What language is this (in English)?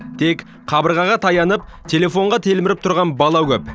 Kazakh